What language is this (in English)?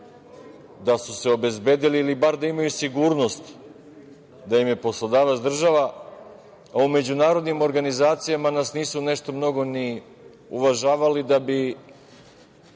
Serbian